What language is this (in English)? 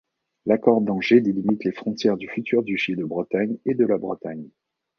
French